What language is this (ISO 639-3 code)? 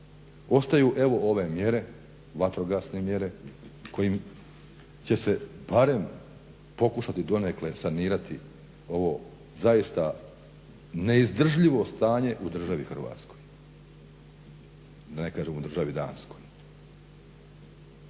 hrv